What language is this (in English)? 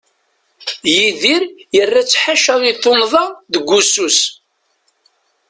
Kabyle